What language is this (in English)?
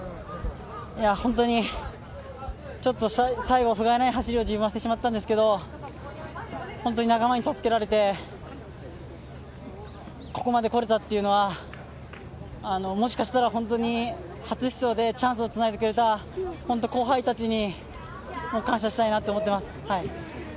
Japanese